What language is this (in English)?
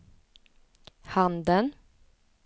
Swedish